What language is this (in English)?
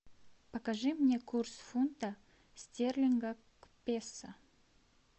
Russian